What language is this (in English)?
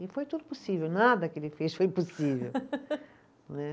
Portuguese